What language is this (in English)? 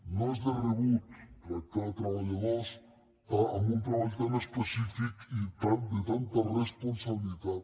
Catalan